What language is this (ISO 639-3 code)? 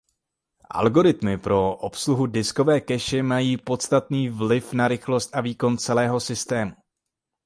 ces